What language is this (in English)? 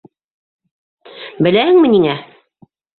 Bashkir